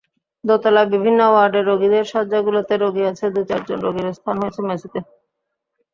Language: Bangla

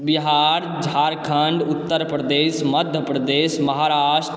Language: Maithili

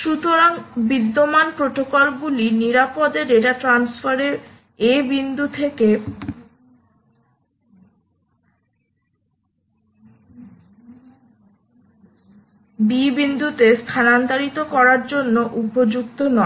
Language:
Bangla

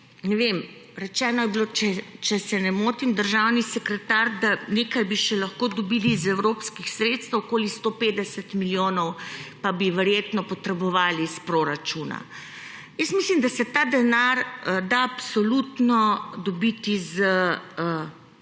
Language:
Slovenian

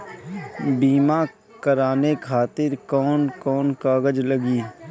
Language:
Bhojpuri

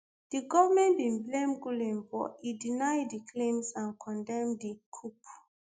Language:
Nigerian Pidgin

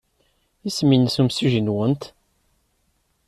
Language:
Kabyle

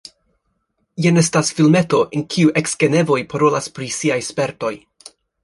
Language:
Esperanto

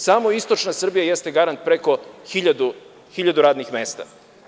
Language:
Serbian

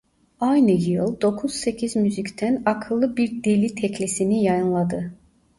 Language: Turkish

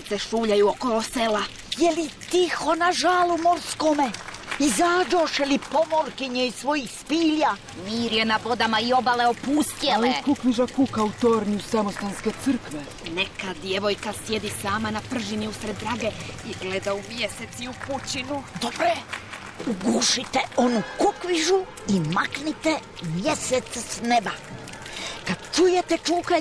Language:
Croatian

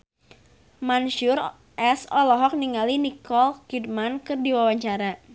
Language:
Sundanese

